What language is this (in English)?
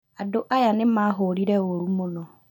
Kikuyu